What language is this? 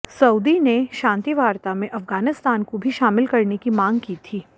Hindi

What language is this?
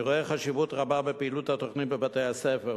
Hebrew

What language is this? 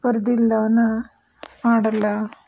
Kannada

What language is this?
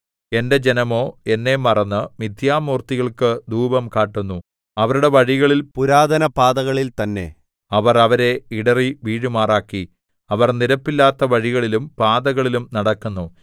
Malayalam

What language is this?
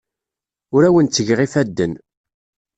Kabyle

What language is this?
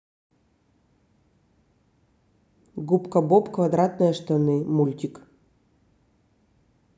Russian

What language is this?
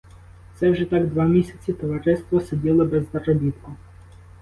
Ukrainian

